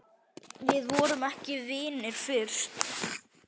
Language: Icelandic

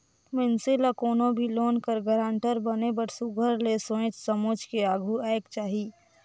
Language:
Chhattisgarhi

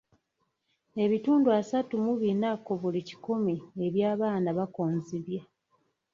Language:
Ganda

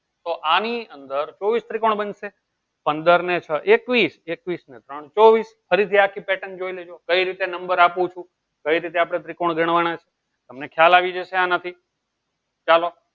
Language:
Gujarati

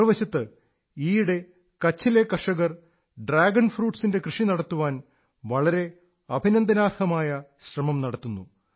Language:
Malayalam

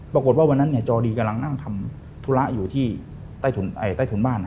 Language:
Thai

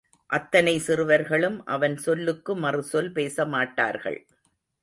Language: Tamil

